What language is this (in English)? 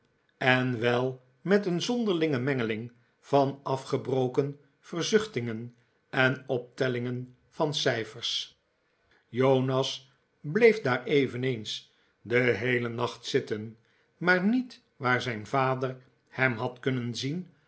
Dutch